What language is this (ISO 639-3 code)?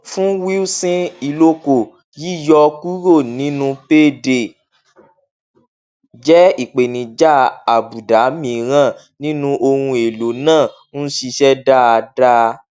yor